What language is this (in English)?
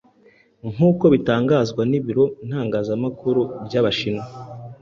Kinyarwanda